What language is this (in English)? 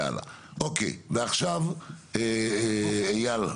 Hebrew